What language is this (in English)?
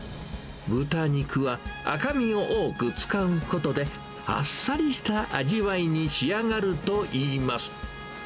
Japanese